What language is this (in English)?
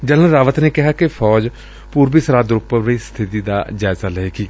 Punjabi